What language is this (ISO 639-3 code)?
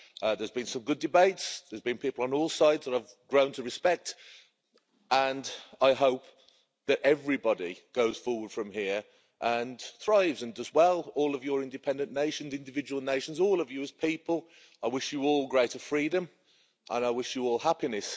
eng